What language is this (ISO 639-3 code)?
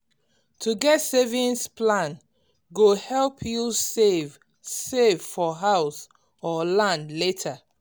pcm